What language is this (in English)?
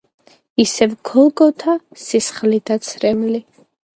Georgian